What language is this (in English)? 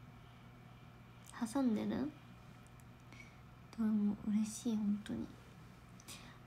Japanese